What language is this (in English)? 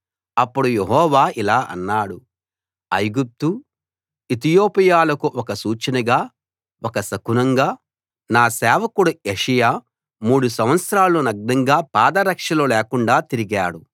Telugu